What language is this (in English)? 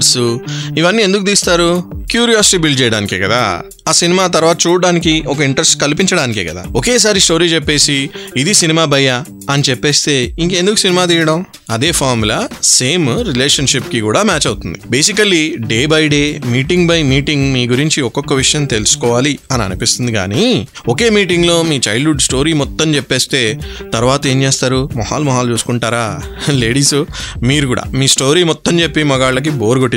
Telugu